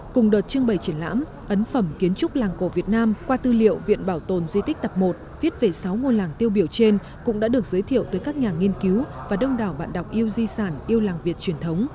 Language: Vietnamese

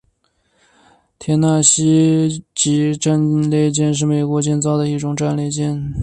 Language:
Chinese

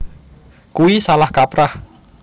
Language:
Javanese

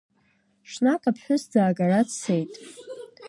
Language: Abkhazian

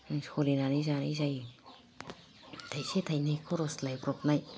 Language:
Bodo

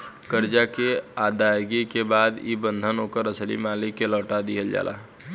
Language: Bhojpuri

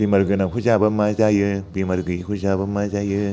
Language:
Bodo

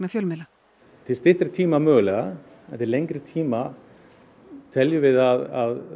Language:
Icelandic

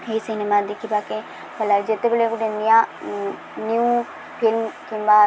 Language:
Odia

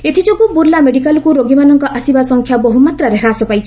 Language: Odia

